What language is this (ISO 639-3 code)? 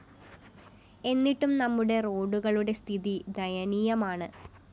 mal